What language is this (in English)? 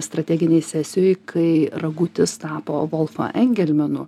Lithuanian